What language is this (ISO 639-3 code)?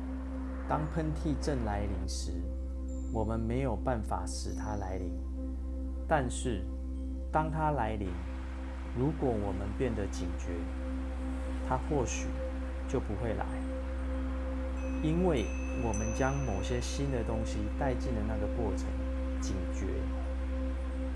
zho